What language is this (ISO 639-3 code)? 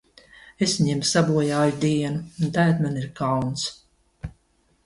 lav